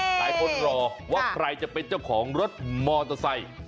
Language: Thai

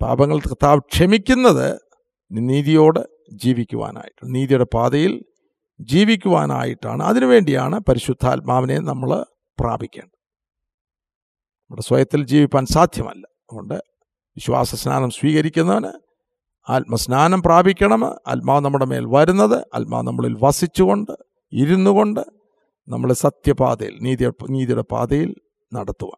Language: Malayalam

